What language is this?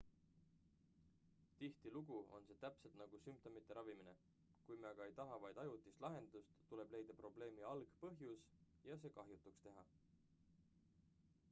Estonian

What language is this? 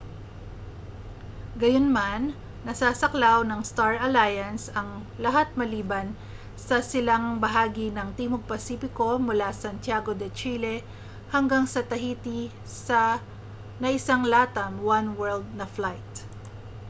Filipino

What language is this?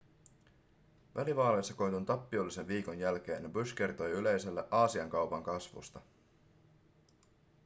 Finnish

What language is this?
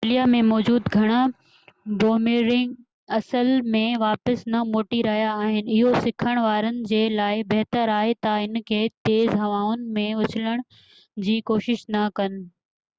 Sindhi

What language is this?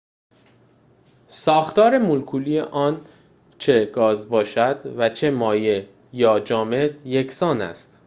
Persian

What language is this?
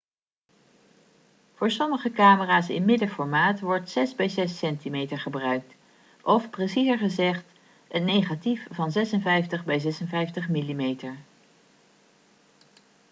Dutch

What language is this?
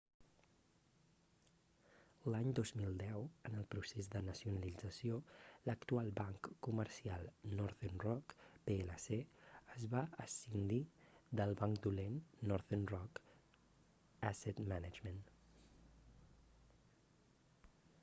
Catalan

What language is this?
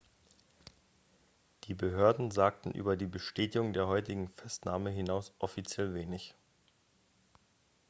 German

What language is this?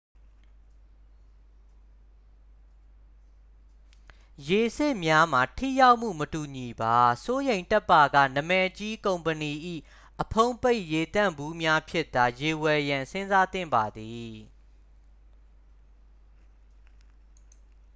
Burmese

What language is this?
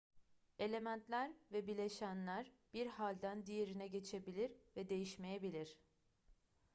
Turkish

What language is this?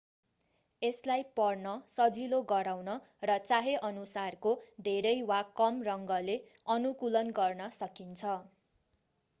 Nepali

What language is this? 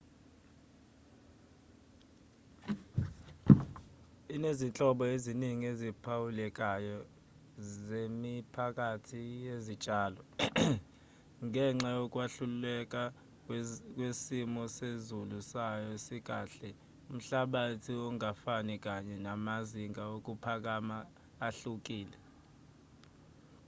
Zulu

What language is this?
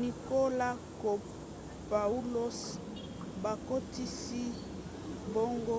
Lingala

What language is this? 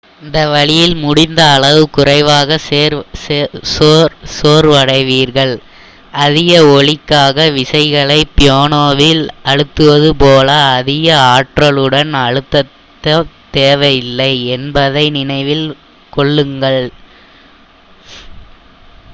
Tamil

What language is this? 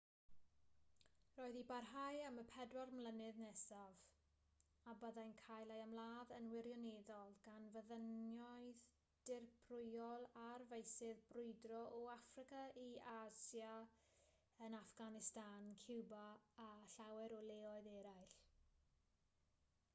Welsh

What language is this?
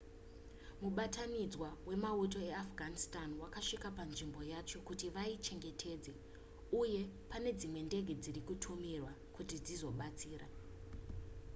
Shona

